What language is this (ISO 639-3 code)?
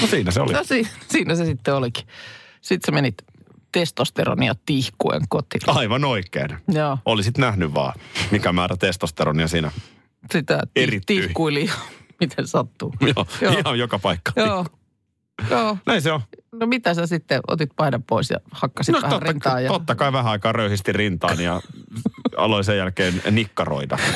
fin